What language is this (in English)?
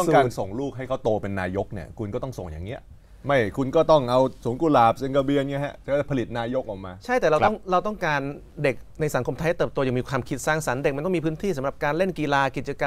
Thai